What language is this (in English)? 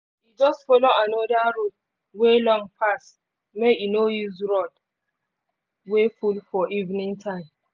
Nigerian Pidgin